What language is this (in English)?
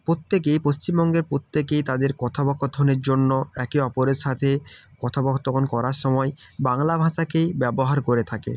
Bangla